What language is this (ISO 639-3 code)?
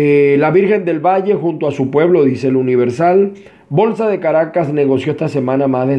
spa